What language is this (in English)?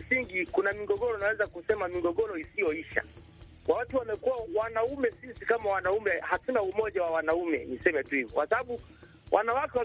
Swahili